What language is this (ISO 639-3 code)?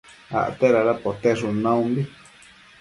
mcf